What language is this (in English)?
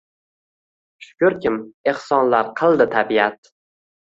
Uzbek